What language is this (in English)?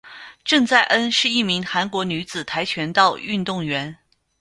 Chinese